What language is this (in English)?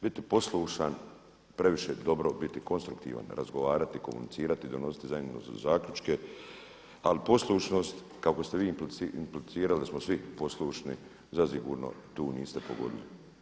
Croatian